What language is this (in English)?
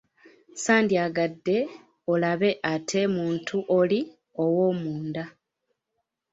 Ganda